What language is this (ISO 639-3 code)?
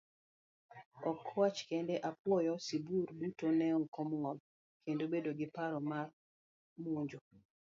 luo